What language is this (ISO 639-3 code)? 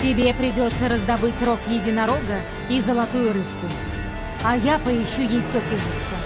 rus